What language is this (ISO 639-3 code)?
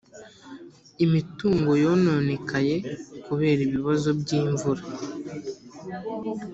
kin